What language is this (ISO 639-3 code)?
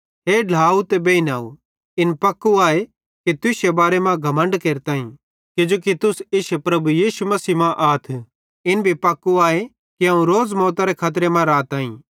bhd